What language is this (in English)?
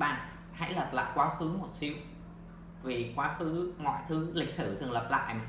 Vietnamese